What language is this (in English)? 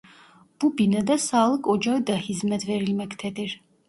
Turkish